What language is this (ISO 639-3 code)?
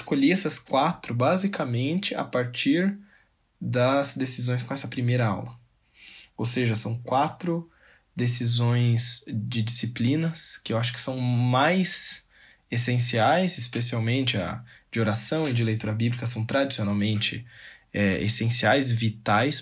por